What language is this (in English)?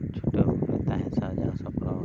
Santali